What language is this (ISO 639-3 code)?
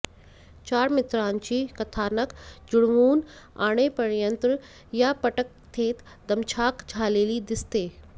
mar